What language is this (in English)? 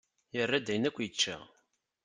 Kabyle